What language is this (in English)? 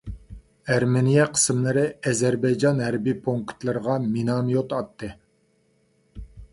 Uyghur